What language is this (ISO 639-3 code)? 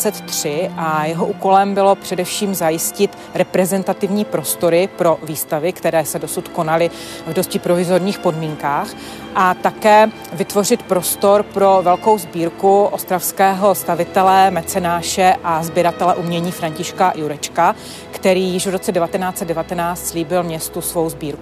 ces